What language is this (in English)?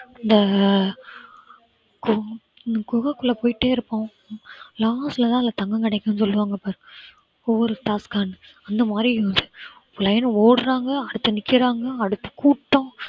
Tamil